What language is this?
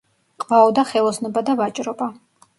Georgian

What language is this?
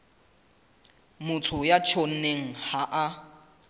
Southern Sotho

